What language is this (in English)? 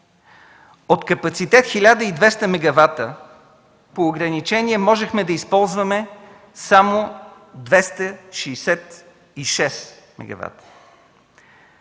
Bulgarian